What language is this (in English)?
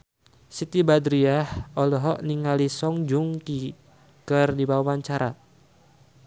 Sundanese